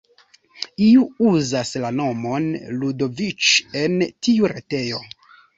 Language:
Esperanto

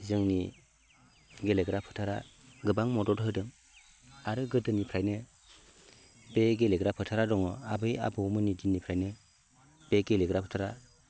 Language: Bodo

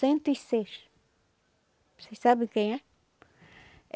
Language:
Portuguese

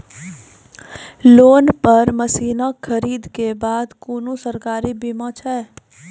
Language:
Maithili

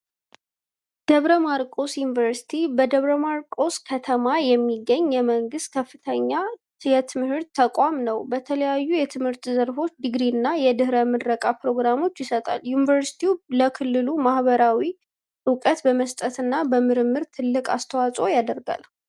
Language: Amharic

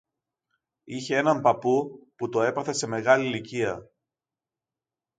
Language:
Greek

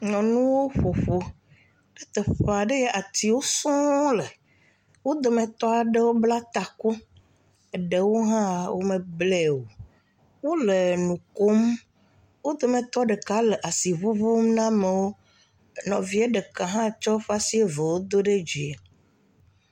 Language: Ewe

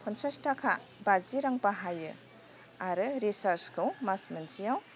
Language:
Bodo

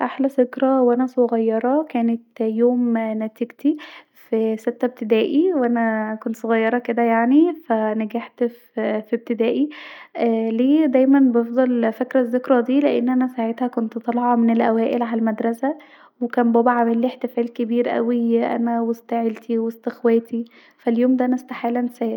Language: Egyptian Arabic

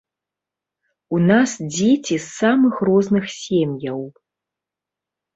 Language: Belarusian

